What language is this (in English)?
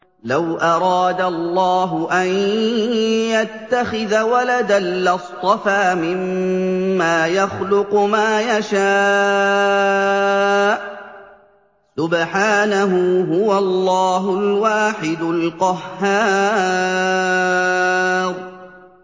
Arabic